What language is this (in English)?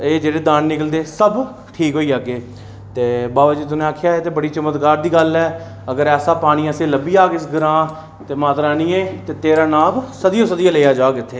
Dogri